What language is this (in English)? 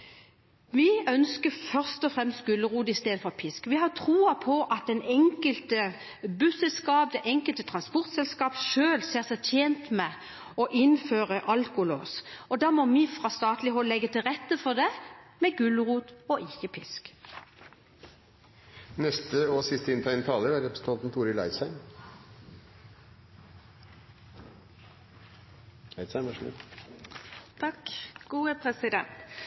Norwegian